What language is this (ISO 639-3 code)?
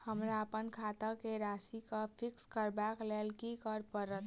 mai